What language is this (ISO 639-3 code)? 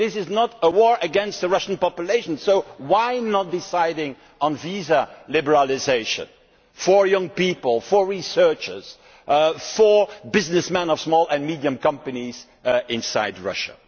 eng